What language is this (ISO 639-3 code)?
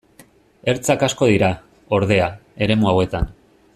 eus